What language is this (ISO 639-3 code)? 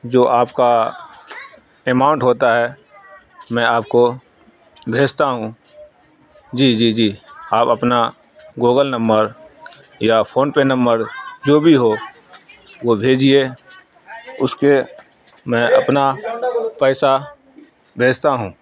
urd